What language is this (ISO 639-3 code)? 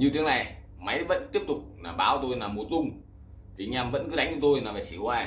vie